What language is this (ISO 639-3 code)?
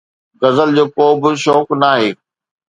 snd